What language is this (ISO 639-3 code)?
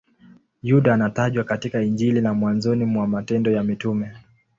swa